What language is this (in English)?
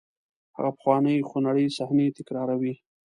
Pashto